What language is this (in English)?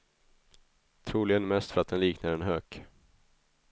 Swedish